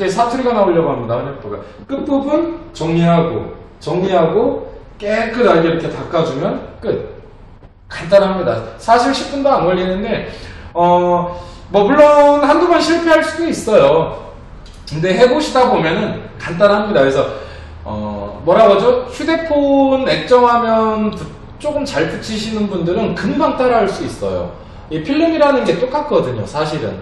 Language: Korean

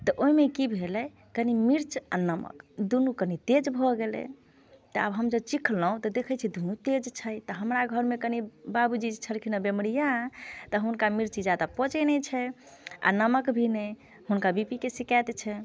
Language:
Maithili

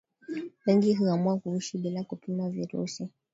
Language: Swahili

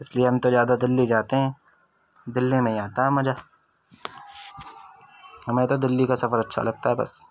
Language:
Urdu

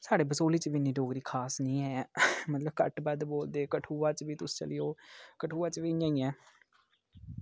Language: Dogri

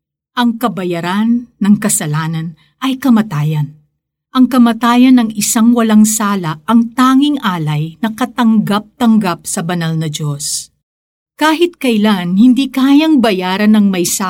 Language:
Filipino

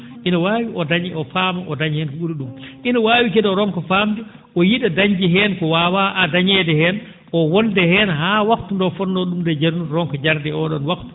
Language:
Fula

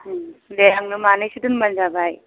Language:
Bodo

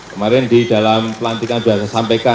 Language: Indonesian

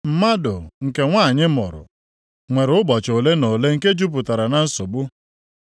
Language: Igbo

